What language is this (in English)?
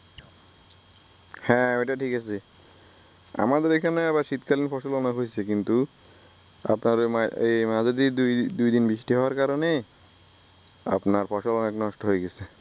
Bangla